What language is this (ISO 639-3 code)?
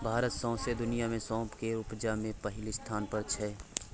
mai